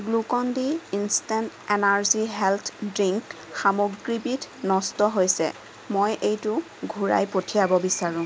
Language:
Assamese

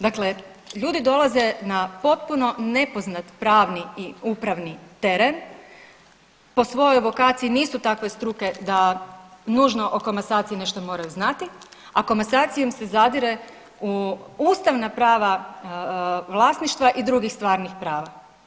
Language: Croatian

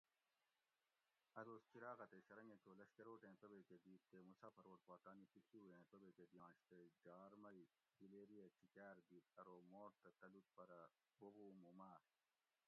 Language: Gawri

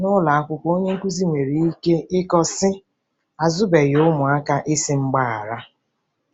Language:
Igbo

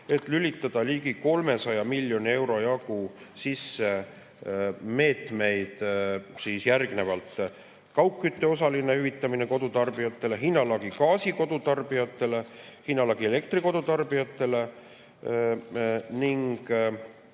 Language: Estonian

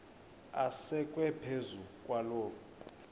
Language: Xhosa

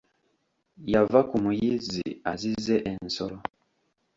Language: Ganda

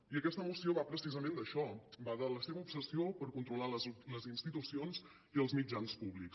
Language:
Catalan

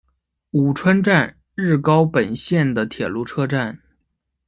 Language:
Chinese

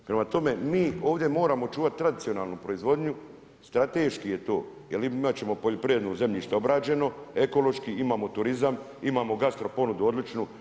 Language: Croatian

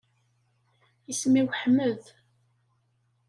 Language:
Kabyle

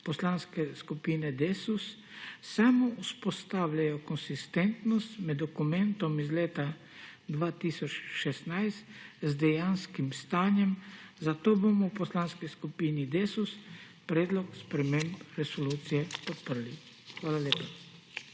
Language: Slovenian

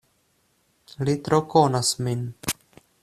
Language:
Esperanto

